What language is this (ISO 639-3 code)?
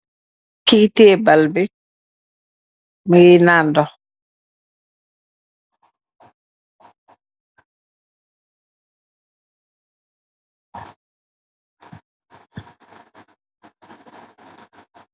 wol